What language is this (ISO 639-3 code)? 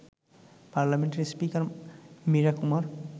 ben